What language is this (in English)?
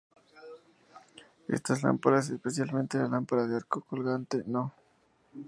Spanish